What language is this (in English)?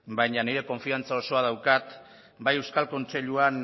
Basque